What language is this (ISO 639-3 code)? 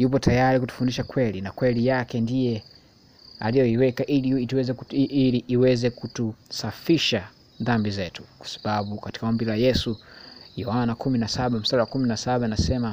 swa